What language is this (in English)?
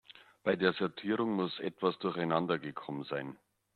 German